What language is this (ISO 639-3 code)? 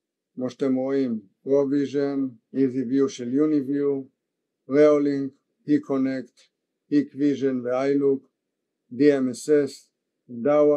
heb